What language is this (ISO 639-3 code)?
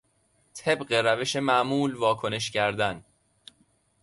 fas